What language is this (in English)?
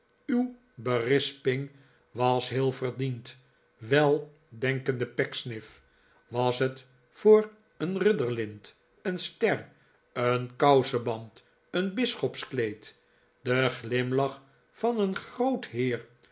Dutch